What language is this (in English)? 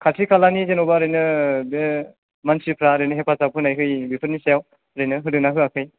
Bodo